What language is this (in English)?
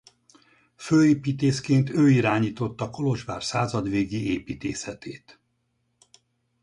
Hungarian